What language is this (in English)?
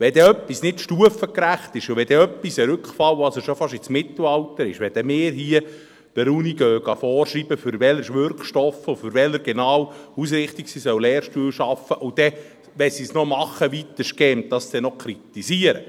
Swiss German